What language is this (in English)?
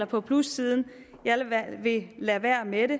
Danish